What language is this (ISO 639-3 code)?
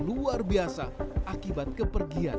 ind